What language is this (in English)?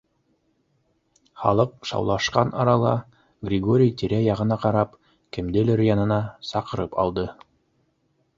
Bashkir